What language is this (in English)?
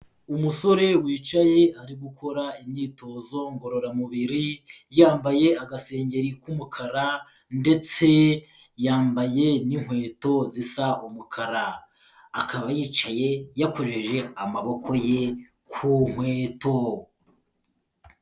Kinyarwanda